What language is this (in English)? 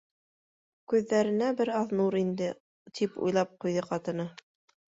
Bashkir